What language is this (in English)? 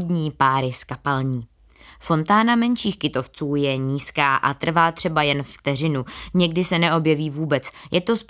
Czech